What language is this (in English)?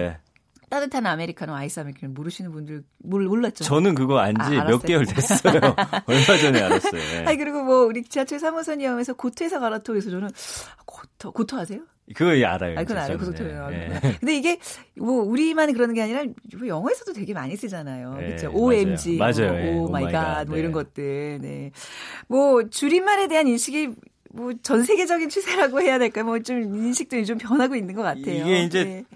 Korean